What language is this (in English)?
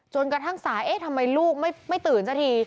Thai